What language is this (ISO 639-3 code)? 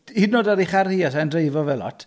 cym